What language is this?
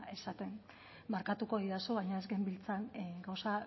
Basque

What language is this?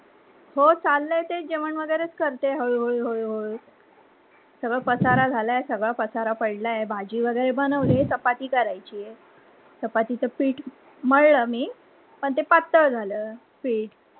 Marathi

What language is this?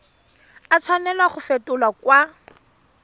Tswana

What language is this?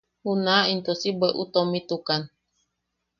Yaqui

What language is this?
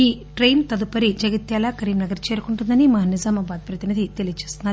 Telugu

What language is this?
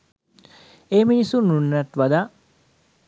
Sinhala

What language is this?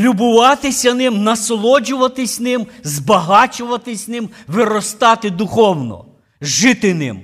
Ukrainian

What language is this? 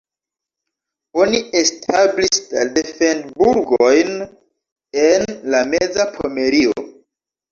Esperanto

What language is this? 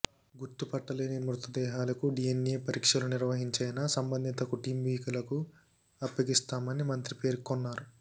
Telugu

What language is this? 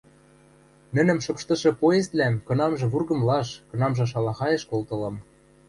Western Mari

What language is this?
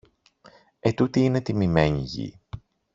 Greek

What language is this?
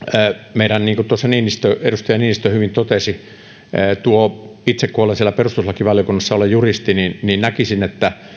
Finnish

